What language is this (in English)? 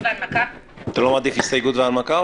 Hebrew